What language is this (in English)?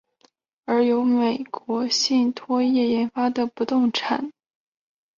Chinese